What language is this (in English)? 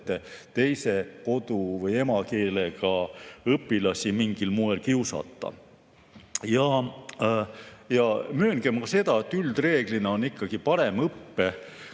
Estonian